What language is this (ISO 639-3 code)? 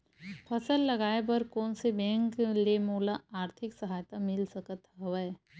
hne